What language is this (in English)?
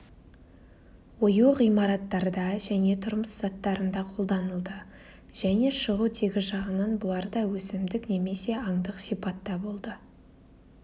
Kazakh